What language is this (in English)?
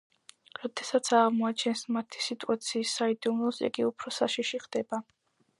Georgian